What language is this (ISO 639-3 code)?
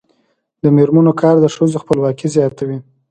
pus